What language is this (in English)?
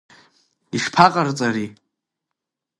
Abkhazian